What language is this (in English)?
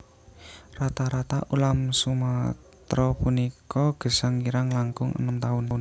Javanese